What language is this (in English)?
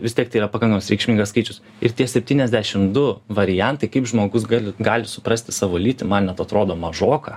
Lithuanian